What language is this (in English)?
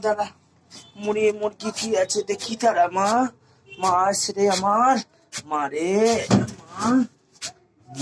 Romanian